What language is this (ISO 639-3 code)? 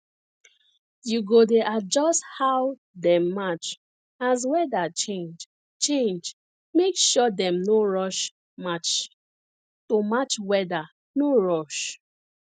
pcm